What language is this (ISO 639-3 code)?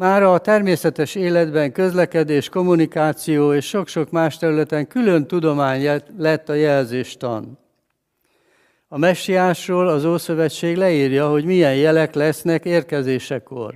hun